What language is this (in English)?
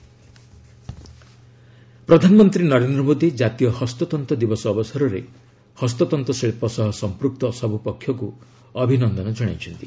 Odia